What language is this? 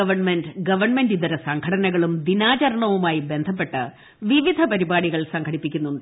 Malayalam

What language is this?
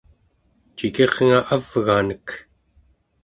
Central Yupik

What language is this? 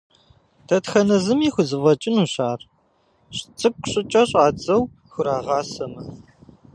Kabardian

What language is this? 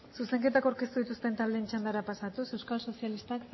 Basque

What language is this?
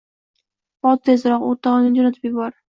Uzbek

